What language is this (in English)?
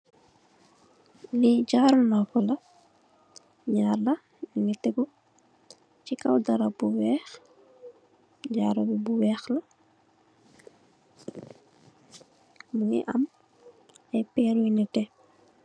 Wolof